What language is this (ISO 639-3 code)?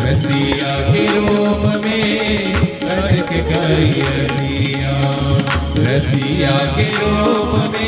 guj